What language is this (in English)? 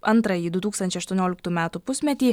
Lithuanian